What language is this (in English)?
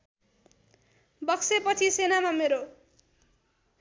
Nepali